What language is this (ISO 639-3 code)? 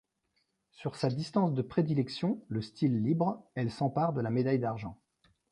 fra